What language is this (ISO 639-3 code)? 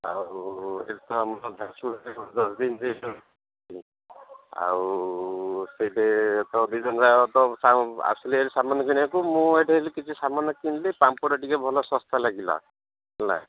ori